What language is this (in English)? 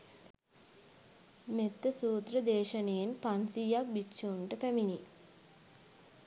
Sinhala